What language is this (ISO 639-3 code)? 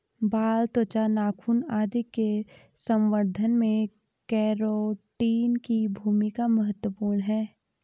hin